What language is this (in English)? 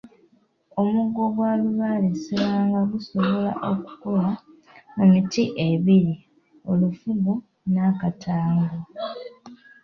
Ganda